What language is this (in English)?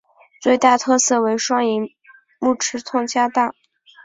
Chinese